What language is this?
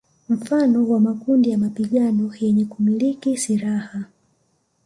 Swahili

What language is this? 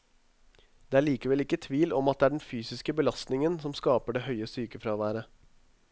Norwegian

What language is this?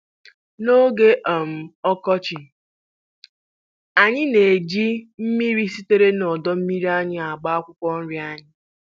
Igbo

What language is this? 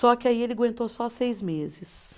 Portuguese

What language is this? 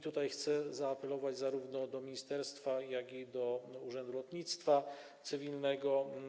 Polish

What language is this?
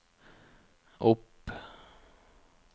Norwegian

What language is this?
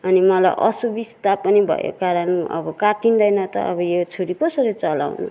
Nepali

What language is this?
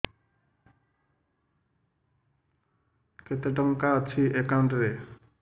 Odia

